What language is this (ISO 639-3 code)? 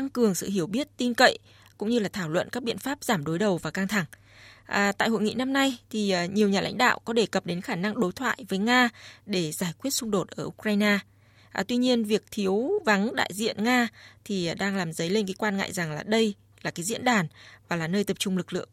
vie